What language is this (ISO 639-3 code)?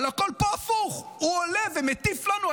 heb